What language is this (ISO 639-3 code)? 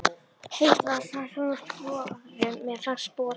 isl